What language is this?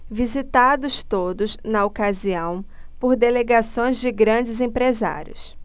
Portuguese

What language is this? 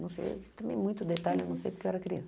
Portuguese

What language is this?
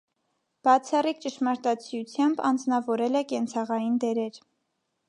Armenian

